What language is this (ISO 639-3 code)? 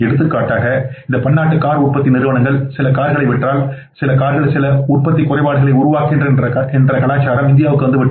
tam